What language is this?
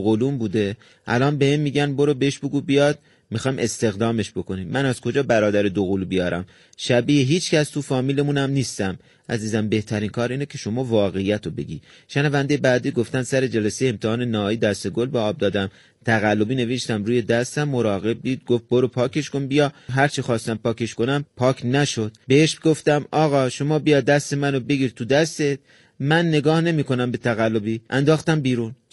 Persian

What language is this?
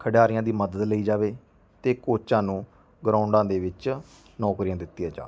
Punjabi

